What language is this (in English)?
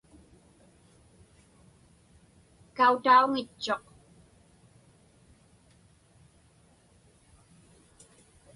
Inupiaq